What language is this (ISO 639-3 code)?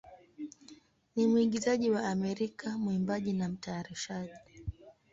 swa